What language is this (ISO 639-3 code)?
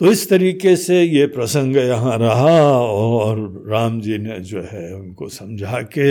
hin